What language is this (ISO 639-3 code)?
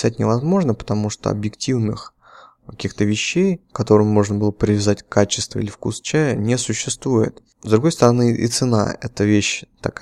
rus